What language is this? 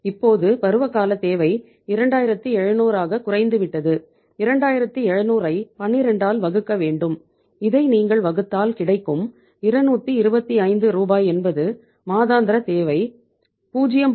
Tamil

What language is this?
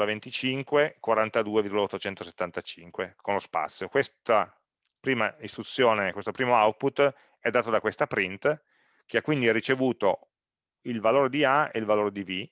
Italian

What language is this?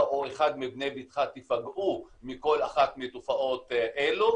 Hebrew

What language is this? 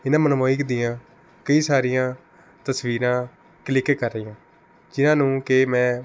Punjabi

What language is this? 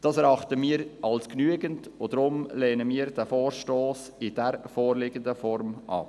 Swiss German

